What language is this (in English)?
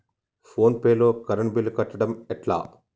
Telugu